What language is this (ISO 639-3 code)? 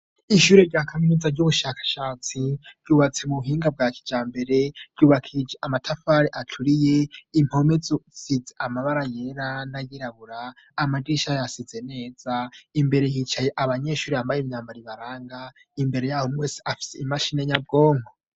run